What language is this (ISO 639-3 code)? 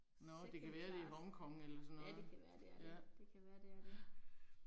dan